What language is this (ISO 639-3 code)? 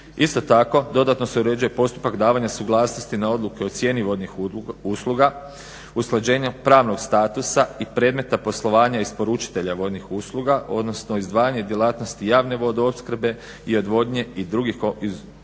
hrv